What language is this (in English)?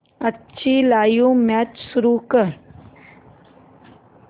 Marathi